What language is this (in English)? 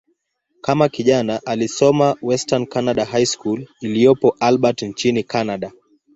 Swahili